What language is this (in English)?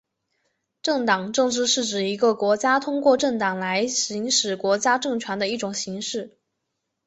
Chinese